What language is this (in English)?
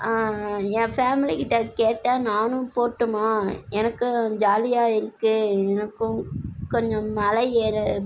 Tamil